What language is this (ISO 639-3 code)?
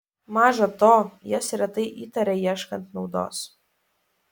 lit